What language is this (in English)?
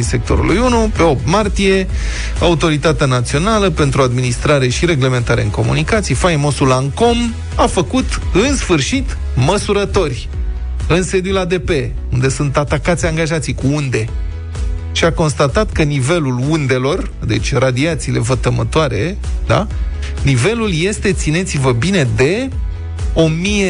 Romanian